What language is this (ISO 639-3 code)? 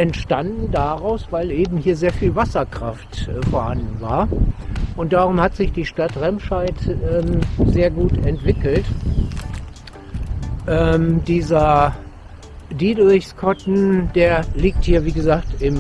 deu